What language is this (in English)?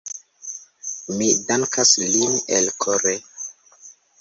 Esperanto